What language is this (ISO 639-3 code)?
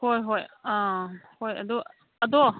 mni